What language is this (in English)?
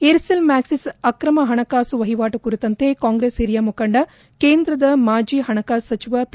Kannada